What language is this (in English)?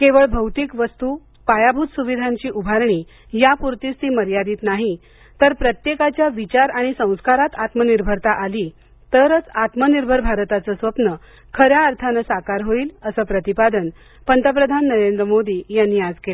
Marathi